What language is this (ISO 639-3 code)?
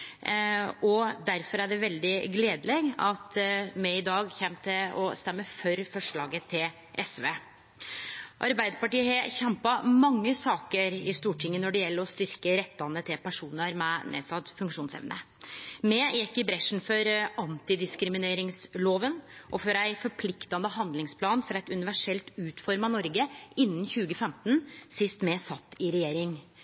nno